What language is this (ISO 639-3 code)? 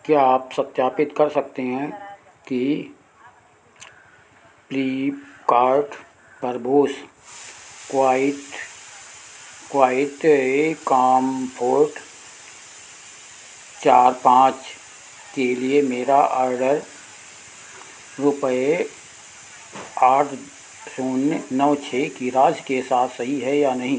hin